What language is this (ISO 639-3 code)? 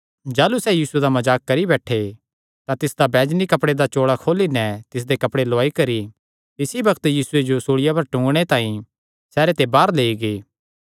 xnr